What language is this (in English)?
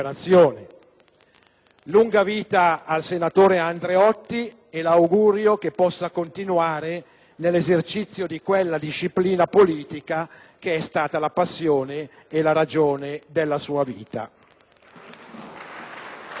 Italian